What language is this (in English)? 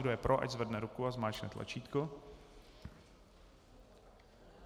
Czech